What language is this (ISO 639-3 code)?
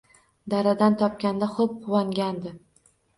uzb